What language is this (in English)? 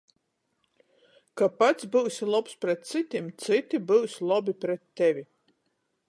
Latgalian